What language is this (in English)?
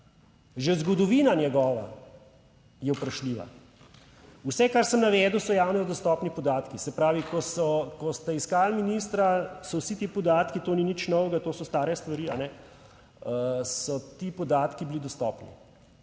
Slovenian